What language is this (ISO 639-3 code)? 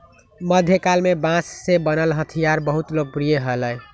mag